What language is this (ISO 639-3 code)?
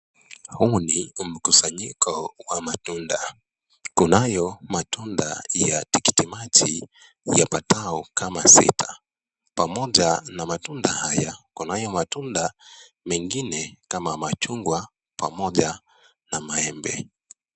swa